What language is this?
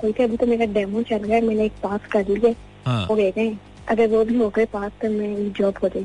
Hindi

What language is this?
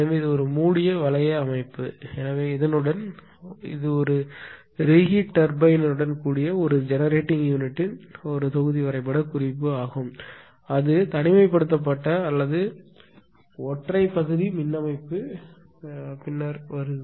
Tamil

